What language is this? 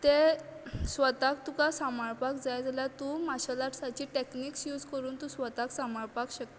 Konkani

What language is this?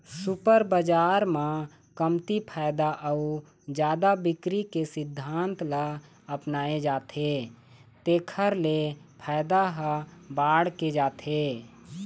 Chhattisgarhi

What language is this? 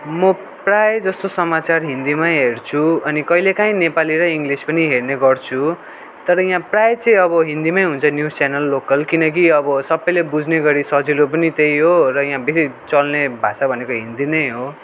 Nepali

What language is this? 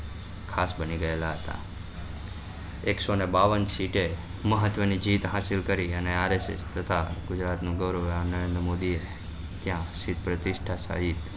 Gujarati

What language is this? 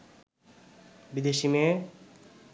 Bangla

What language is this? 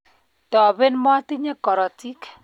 Kalenjin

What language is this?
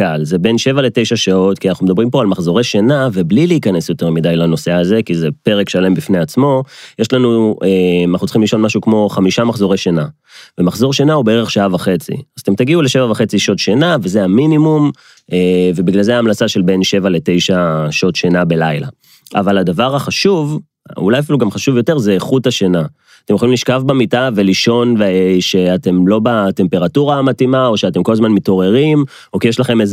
Hebrew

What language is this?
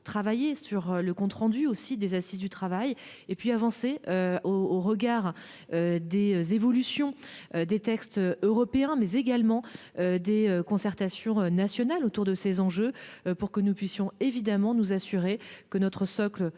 French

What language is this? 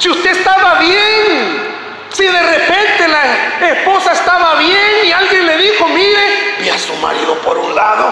Spanish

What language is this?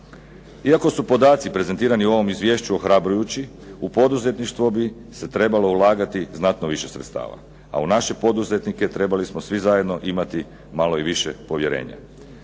Croatian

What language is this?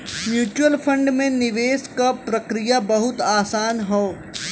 Bhojpuri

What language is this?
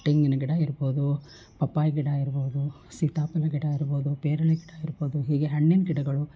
Kannada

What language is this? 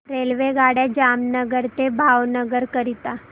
Marathi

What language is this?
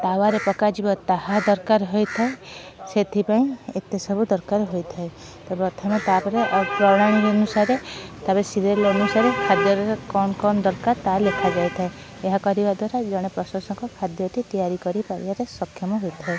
Odia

